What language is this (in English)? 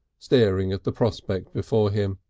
English